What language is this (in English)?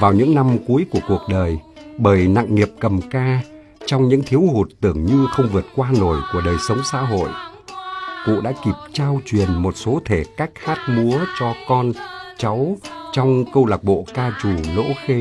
Vietnamese